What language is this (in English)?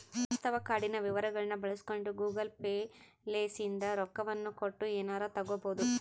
Kannada